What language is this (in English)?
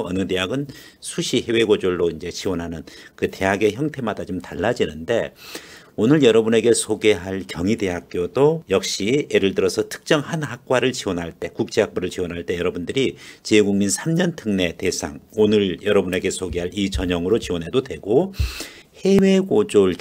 Korean